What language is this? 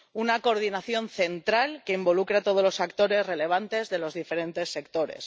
Spanish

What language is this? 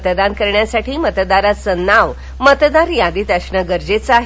Marathi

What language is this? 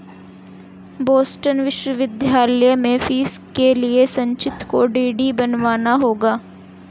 Hindi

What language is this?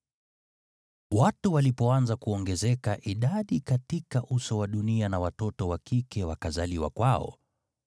Swahili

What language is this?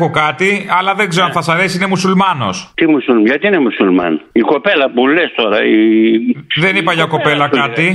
Greek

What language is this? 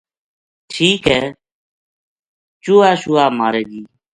Gujari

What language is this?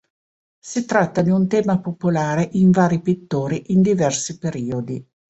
Italian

